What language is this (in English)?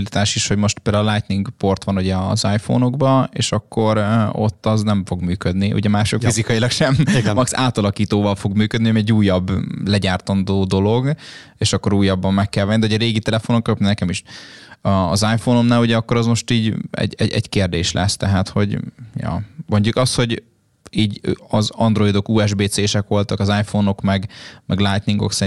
Hungarian